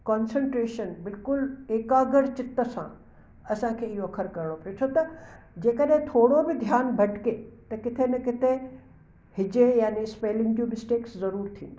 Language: Sindhi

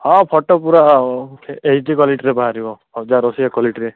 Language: Odia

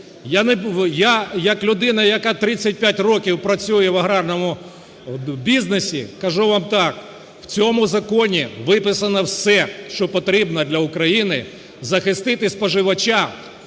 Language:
Ukrainian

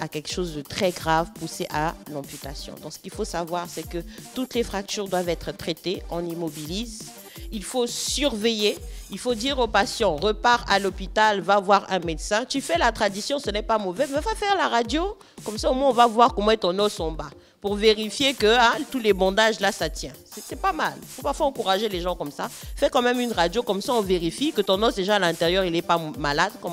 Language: French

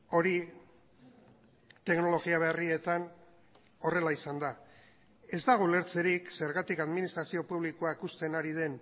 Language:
Basque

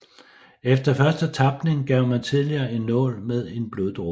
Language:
Danish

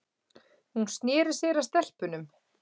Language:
Icelandic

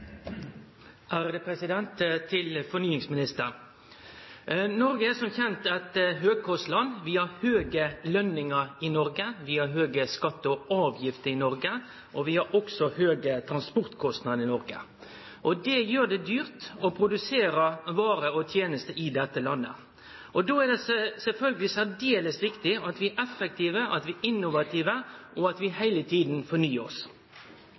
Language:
Norwegian Nynorsk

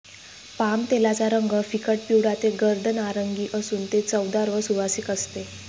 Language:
Marathi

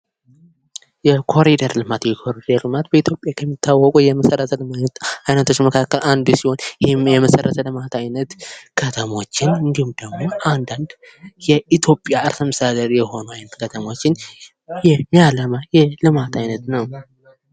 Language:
Amharic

